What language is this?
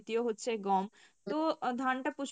Bangla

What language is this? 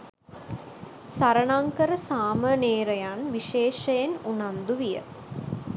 Sinhala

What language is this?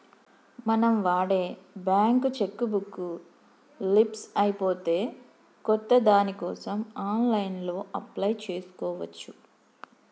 Telugu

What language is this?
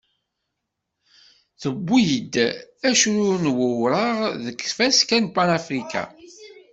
Kabyle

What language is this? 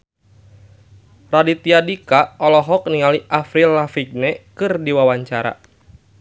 Sundanese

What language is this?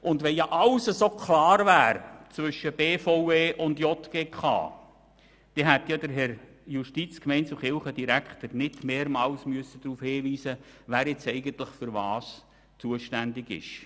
Swiss German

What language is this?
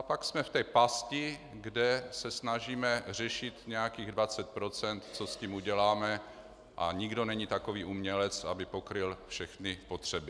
Czech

